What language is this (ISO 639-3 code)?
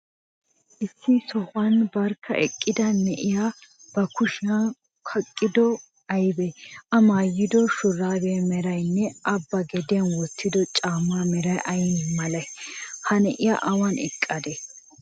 wal